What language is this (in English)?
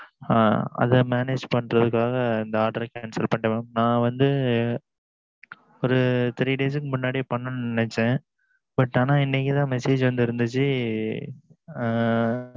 Tamil